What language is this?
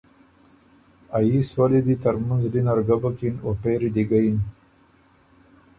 Ormuri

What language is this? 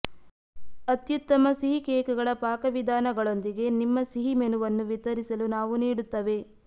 Kannada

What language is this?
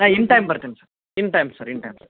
Kannada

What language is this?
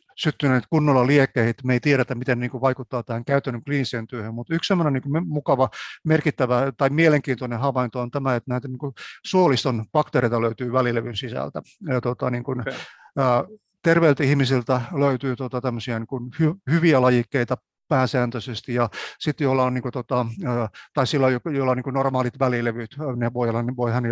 Finnish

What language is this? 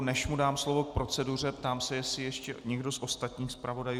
Czech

